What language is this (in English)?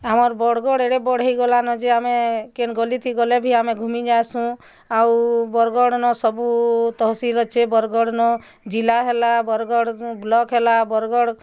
Odia